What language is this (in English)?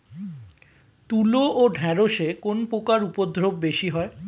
Bangla